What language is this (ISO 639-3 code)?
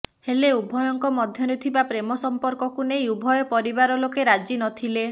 ori